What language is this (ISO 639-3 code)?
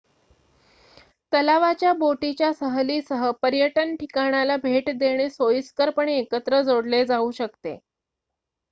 mar